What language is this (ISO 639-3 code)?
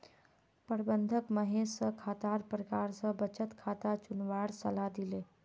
mag